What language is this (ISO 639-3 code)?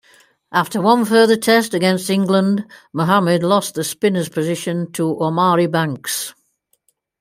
eng